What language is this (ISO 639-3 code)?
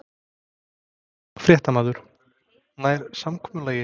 isl